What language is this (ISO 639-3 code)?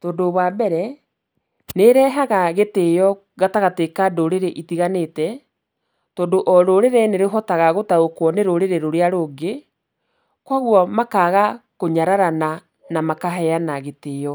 kik